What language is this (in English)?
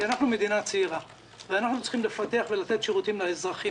Hebrew